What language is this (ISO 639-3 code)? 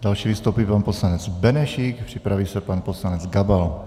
ces